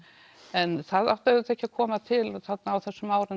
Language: Icelandic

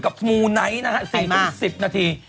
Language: Thai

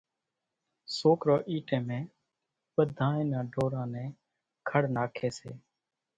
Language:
Kachi Koli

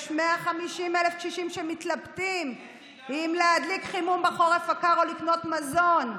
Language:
Hebrew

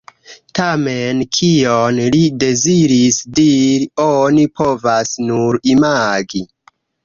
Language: Esperanto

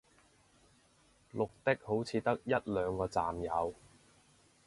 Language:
Cantonese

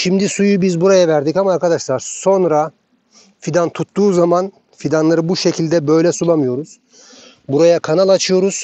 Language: Turkish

